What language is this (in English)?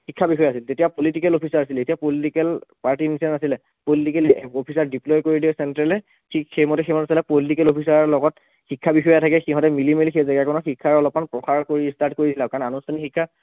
Assamese